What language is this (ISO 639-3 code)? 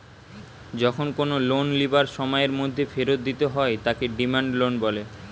ben